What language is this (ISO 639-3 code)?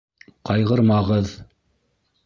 bak